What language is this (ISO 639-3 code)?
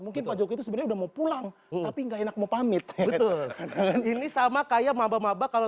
ind